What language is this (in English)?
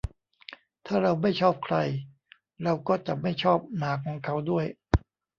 Thai